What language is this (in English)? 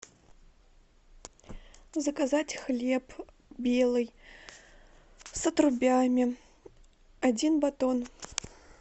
Russian